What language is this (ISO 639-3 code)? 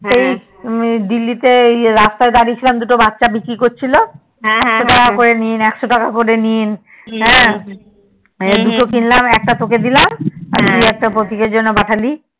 ben